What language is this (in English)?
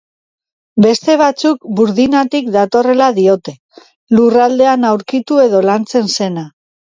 Basque